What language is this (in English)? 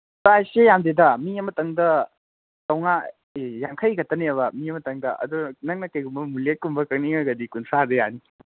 Manipuri